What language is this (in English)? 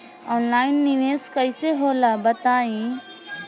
Bhojpuri